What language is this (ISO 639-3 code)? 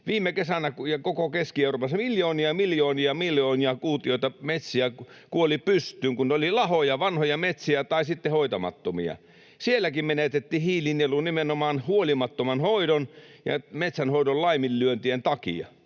fin